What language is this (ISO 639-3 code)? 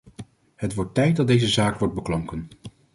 nld